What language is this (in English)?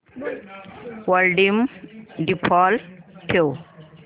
Marathi